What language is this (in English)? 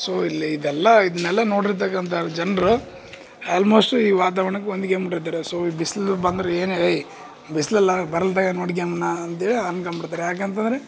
Kannada